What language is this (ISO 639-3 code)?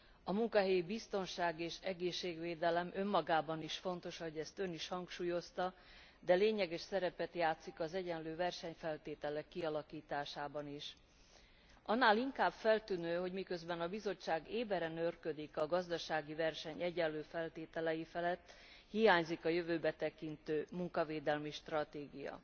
hun